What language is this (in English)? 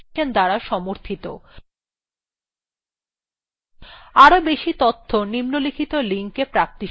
Bangla